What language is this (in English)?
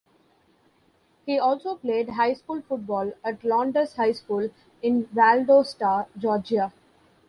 English